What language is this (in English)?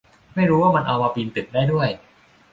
Thai